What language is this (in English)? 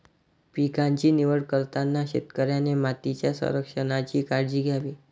Marathi